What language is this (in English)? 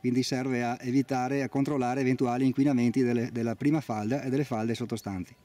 Italian